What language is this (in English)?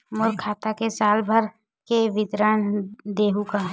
Chhattisgarhi